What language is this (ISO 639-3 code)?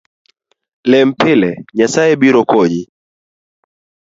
luo